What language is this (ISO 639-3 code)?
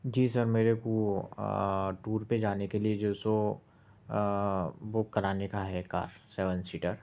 urd